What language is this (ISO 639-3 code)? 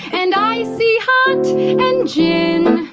eng